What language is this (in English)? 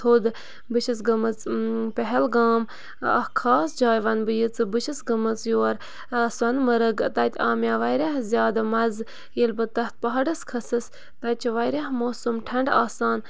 Kashmiri